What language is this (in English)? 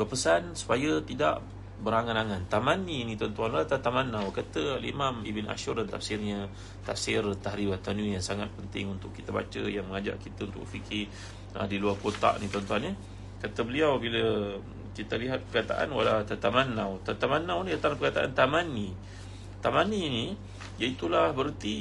Malay